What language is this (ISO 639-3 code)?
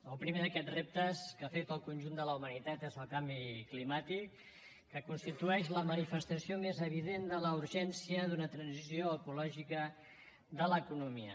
cat